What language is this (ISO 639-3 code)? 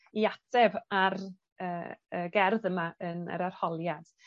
cym